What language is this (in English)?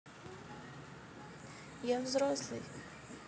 Russian